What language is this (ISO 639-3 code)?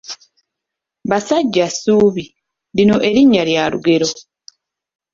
lug